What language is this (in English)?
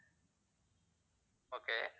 Tamil